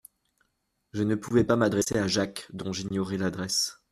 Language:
French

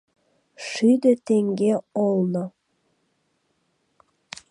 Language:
Mari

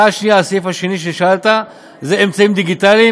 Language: Hebrew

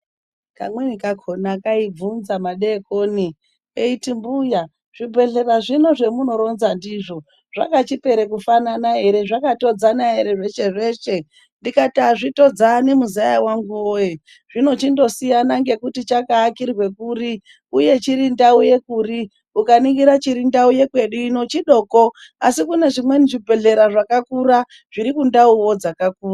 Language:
Ndau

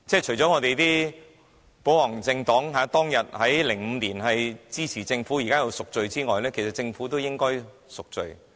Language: Cantonese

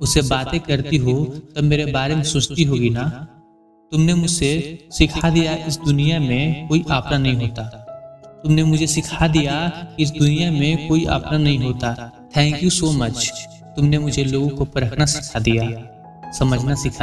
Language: Hindi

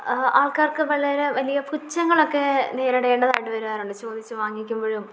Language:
Malayalam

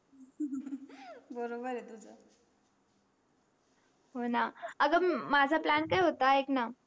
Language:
Marathi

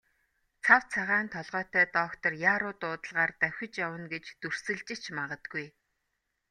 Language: Mongolian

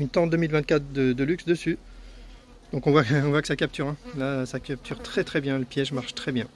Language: French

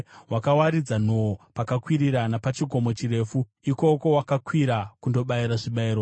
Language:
Shona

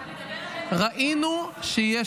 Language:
Hebrew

